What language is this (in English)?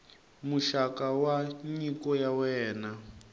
Tsonga